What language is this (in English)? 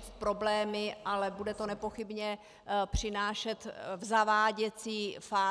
Czech